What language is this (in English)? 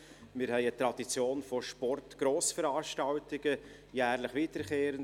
Swiss German